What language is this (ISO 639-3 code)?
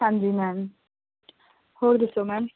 pan